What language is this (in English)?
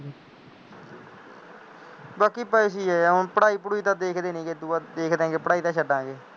Punjabi